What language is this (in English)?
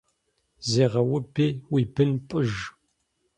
Kabardian